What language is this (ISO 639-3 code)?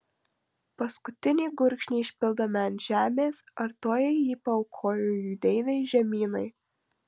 lit